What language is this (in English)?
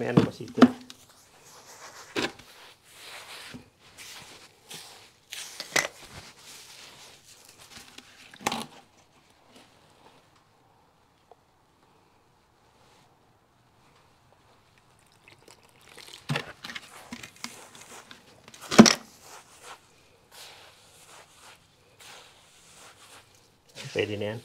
Filipino